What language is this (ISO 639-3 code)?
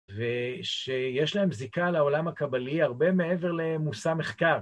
heb